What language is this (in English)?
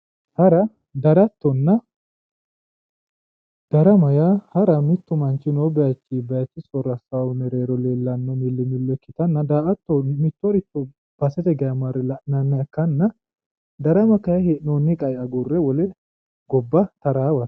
Sidamo